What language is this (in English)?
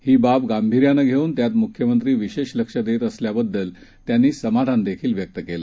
Marathi